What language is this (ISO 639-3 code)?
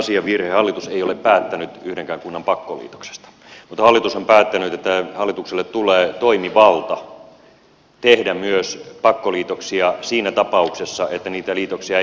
fin